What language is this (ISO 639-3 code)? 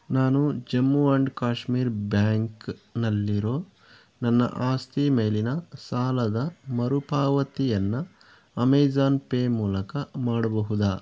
kan